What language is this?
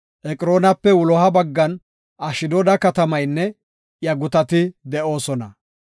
Gofa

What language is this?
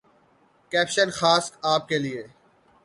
Urdu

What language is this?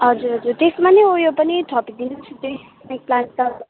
Nepali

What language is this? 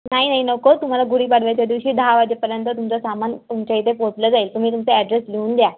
Marathi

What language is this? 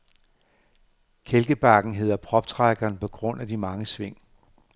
Danish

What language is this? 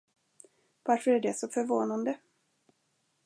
Swedish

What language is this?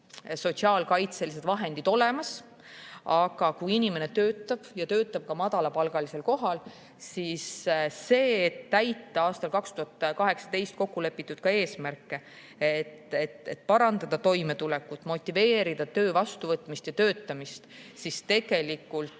Estonian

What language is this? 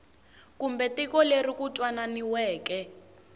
Tsonga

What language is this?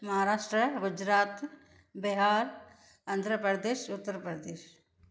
Sindhi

